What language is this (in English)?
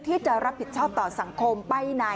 Thai